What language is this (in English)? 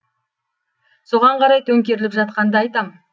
Kazakh